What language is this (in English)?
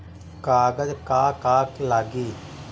Bhojpuri